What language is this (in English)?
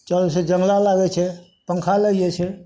Maithili